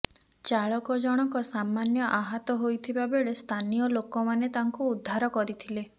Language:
Odia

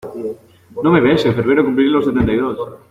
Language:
Spanish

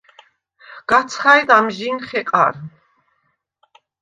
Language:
Svan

